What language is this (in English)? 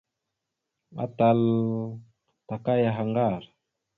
Mada (Cameroon)